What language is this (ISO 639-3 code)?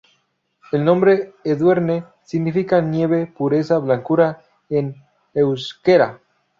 spa